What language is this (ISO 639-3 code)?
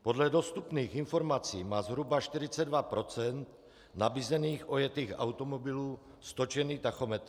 ces